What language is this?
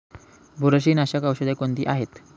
Marathi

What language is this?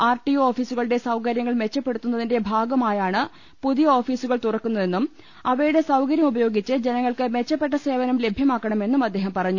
Malayalam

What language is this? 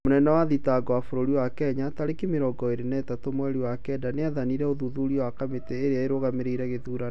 Kikuyu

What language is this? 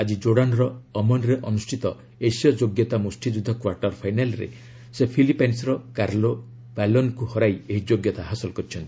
Odia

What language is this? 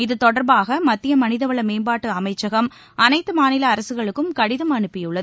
Tamil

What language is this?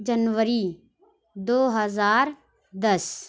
Urdu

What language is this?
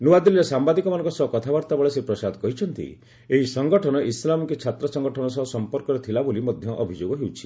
Odia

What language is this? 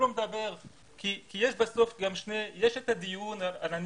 Hebrew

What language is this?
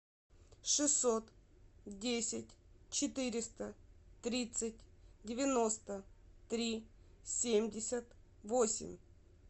Russian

